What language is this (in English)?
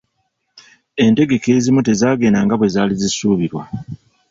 Ganda